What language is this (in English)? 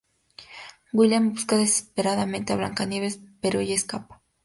Spanish